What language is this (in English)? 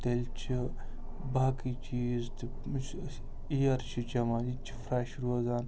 Kashmiri